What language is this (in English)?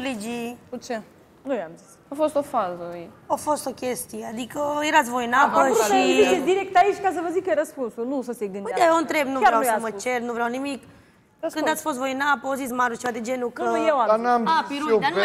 Romanian